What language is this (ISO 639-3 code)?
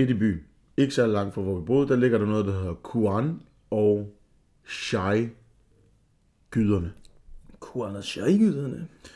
dan